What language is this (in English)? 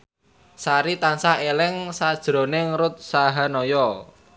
Javanese